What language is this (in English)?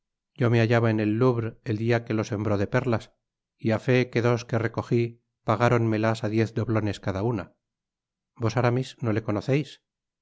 Spanish